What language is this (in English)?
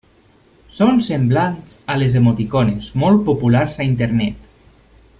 Catalan